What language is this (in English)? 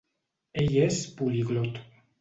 Catalan